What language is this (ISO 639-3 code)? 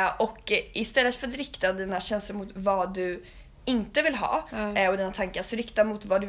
swe